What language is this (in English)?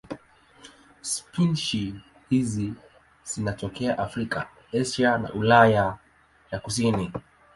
Swahili